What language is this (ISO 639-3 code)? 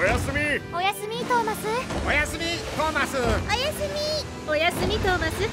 jpn